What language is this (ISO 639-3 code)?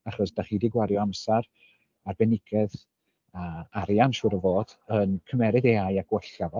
cym